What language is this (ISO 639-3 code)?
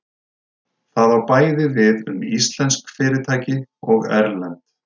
isl